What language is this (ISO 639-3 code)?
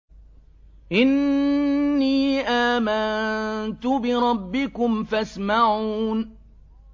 ara